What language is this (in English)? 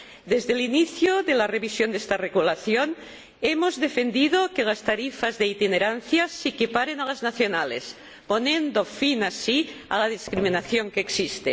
Spanish